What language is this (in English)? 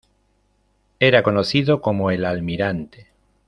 Spanish